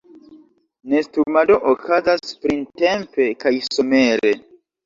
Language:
Esperanto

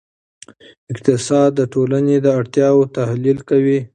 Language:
Pashto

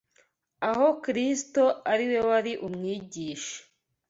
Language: Kinyarwanda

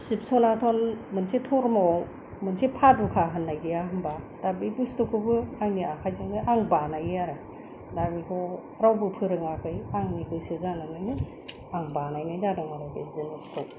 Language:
Bodo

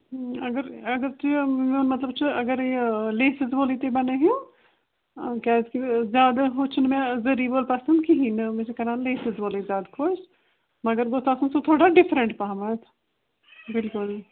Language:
Kashmiri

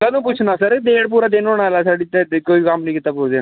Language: Dogri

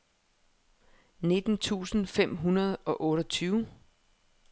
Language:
Danish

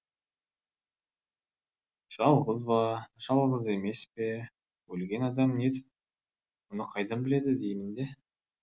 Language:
Kazakh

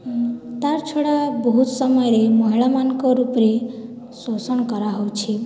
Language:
Odia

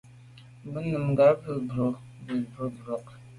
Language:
Medumba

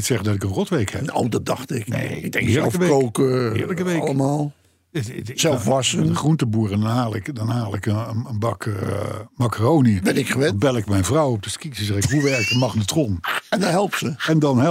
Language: Dutch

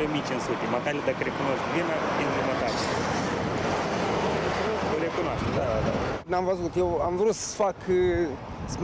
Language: Romanian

